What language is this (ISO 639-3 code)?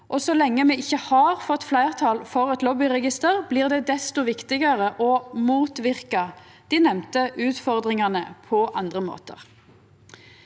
nor